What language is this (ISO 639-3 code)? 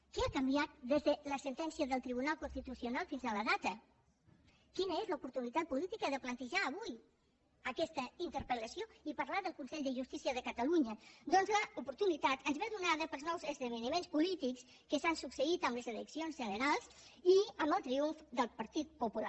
cat